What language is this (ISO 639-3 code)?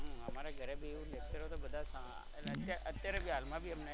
guj